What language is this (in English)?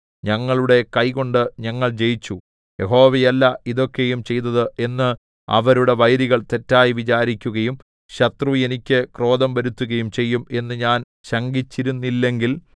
Malayalam